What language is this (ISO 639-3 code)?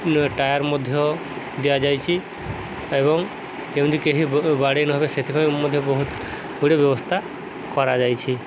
ori